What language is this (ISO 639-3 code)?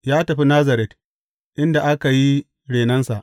hau